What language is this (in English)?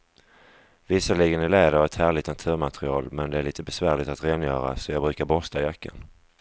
Swedish